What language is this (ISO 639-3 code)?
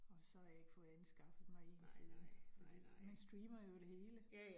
dan